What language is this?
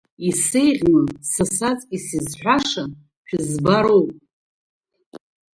Abkhazian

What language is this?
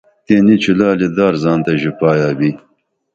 Dameli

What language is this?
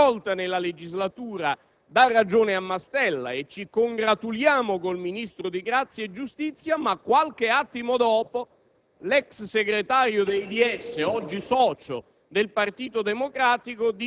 Italian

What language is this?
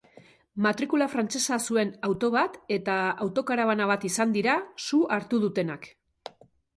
Basque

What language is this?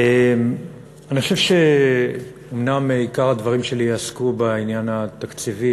Hebrew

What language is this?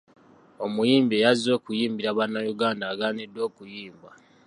Ganda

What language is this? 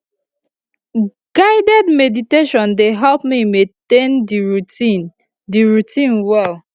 Nigerian Pidgin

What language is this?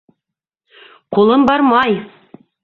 Bashkir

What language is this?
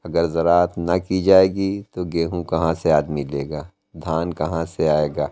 Urdu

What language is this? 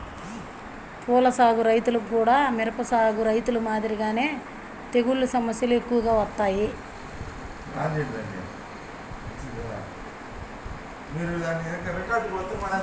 Telugu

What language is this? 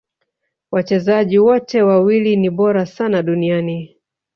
Swahili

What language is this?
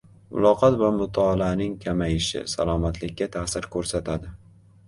Uzbek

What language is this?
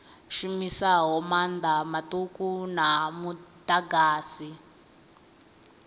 Venda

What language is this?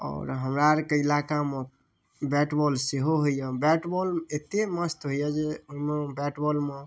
Maithili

